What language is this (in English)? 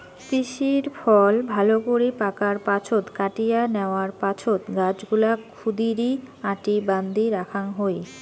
Bangla